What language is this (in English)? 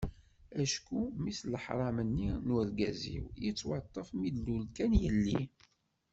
Kabyle